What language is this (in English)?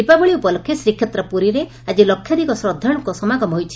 Odia